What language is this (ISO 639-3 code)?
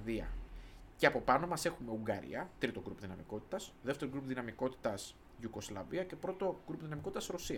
ell